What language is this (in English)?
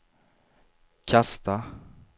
Swedish